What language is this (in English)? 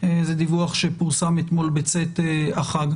Hebrew